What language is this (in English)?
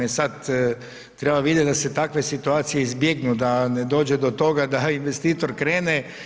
Croatian